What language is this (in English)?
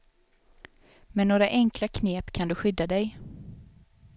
Swedish